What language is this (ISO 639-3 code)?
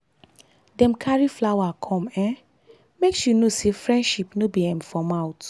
pcm